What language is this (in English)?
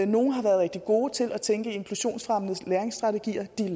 Danish